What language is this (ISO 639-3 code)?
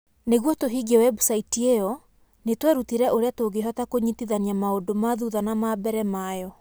kik